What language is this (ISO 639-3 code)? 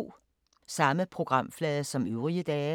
dan